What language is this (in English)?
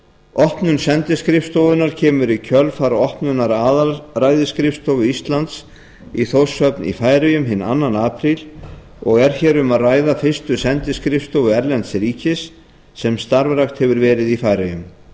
Icelandic